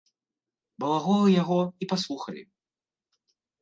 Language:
Belarusian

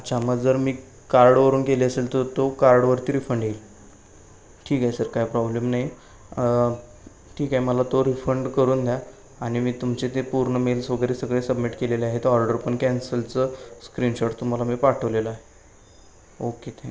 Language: Marathi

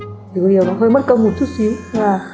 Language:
Vietnamese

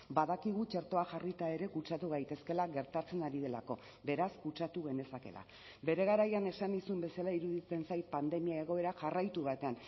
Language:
Basque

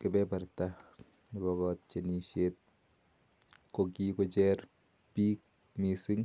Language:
Kalenjin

